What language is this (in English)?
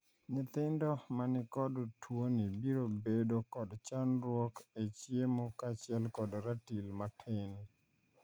Luo (Kenya and Tanzania)